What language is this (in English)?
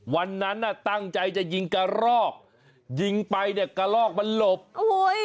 Thai